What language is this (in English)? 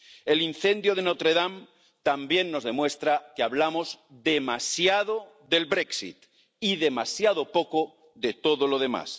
Spanish